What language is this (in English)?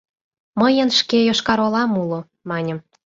Mari